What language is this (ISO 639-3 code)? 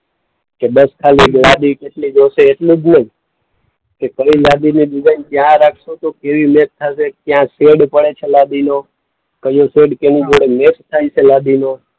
guj